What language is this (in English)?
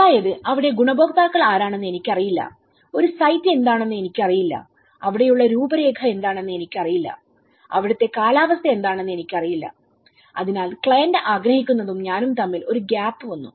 Malayalam